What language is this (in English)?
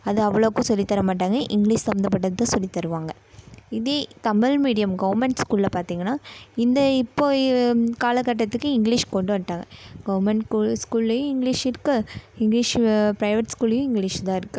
Tamil